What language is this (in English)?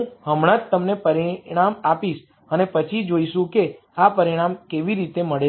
Gujarati